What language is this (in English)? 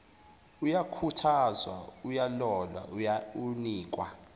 Zulu